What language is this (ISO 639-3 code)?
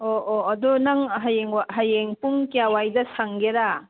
mni